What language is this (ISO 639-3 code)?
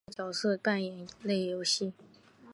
zho